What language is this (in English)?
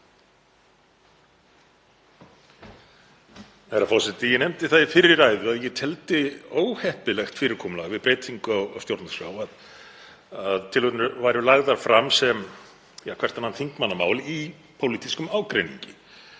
Icelandic